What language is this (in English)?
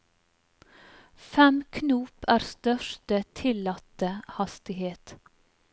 Norwegian